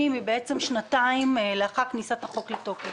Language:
Hebrew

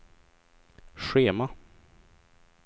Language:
Swedish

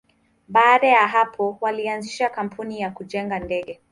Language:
Swahili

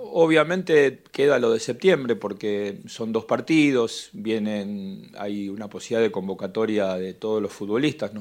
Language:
Spanish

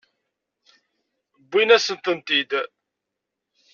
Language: Kabyle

